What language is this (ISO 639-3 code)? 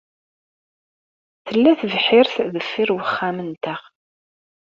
kab